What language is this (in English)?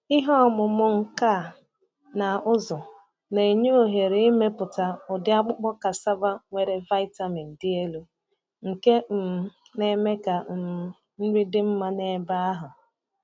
Igbo